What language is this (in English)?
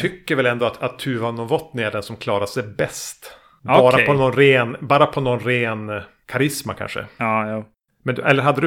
Swedish